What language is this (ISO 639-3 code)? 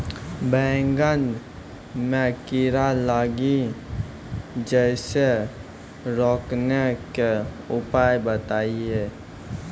mai